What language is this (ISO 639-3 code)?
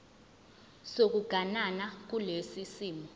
zul